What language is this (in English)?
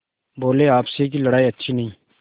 Hindi